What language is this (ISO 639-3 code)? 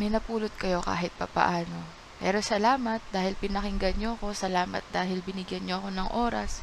fil